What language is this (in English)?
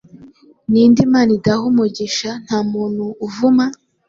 Kinyarwanda